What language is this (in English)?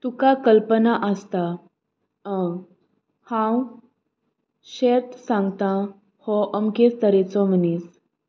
Konkani